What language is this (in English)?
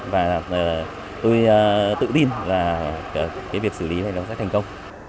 Vietnamese